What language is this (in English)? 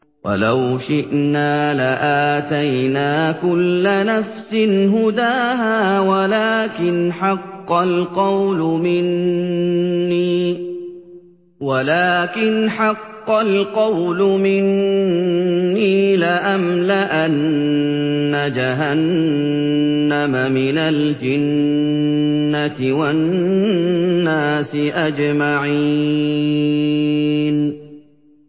Arabic